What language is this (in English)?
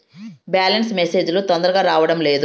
Telugu